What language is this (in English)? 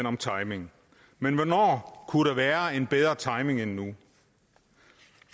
Danish